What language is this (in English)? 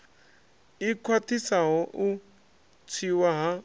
Venda